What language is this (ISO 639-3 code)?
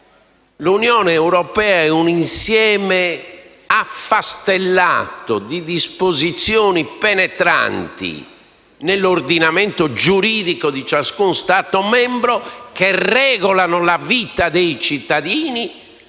ita